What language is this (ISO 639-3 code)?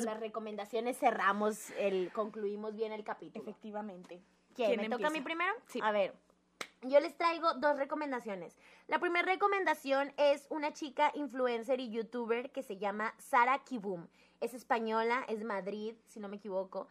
spa